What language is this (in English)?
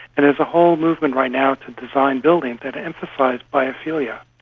English